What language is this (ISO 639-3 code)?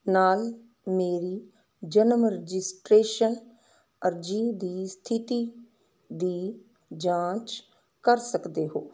pan